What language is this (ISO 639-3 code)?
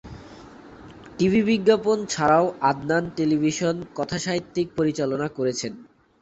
ben